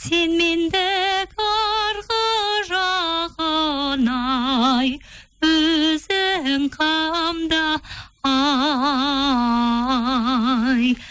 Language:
Kazakh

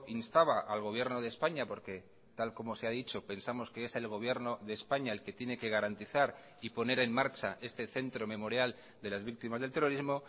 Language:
Spanish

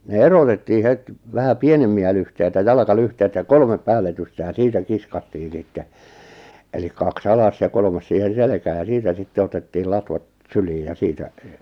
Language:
Finnish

